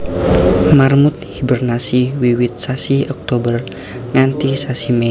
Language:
Javanese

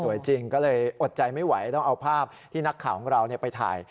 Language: Thai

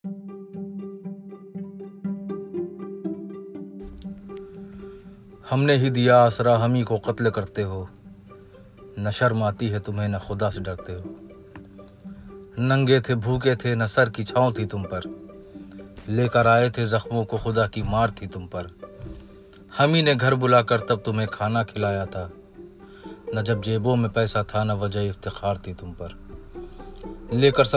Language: Urdu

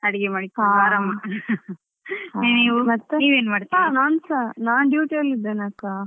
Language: Kannada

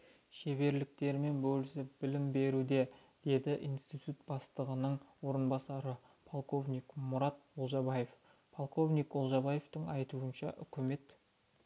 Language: Kazakh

